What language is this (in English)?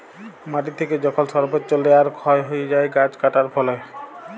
Bangla